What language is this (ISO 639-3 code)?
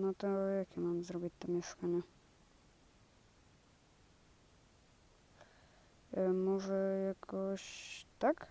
pol